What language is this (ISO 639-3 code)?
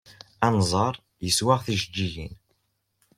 kab